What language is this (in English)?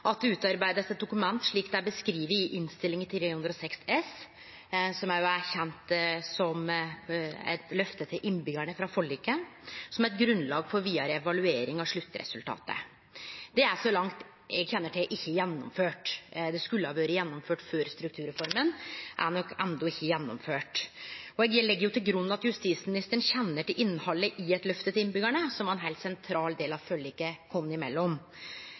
Norwegian Nynorsk